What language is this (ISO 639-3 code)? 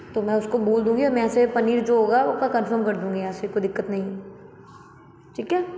hin